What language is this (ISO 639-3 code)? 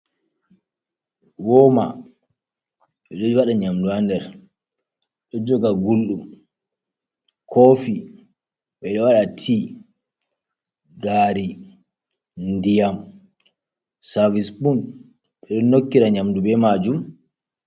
ful